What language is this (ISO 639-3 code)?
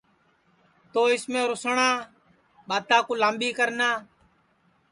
ssi